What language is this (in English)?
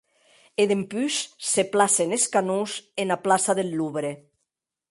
Occitan